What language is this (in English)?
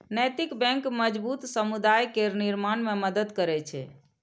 Maithili